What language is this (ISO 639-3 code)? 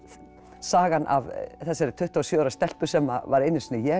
isl